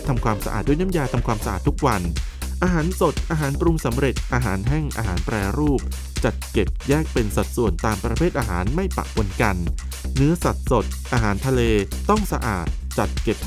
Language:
Thai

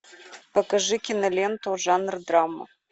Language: Russian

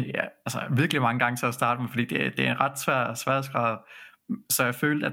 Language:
Danish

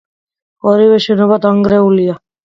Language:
Georgian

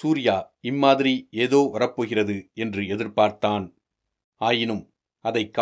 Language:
Tamil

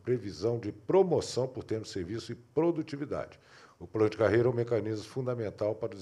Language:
Portuguese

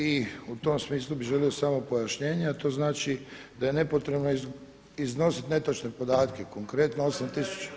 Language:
Croatian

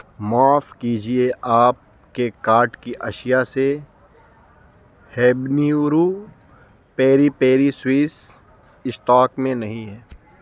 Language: Urdu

